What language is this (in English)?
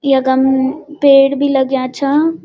Garhwali